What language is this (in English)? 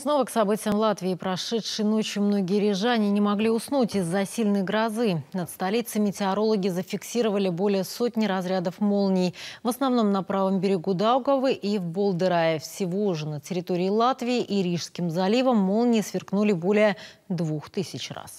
Russian